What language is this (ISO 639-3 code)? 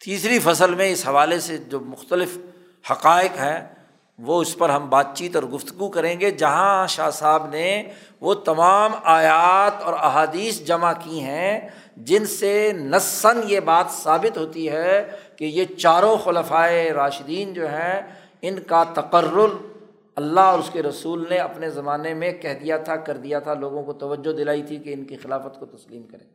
urd